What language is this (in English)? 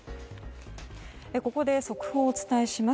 Japanese